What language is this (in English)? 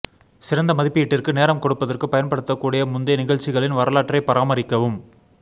Tamil